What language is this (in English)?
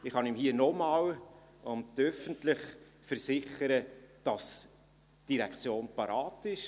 Swiss German